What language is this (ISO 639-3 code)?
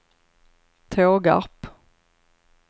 swe